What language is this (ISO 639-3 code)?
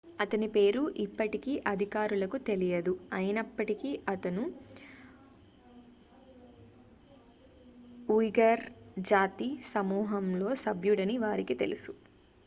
tel